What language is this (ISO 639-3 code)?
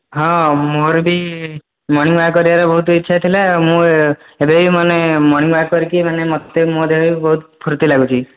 ori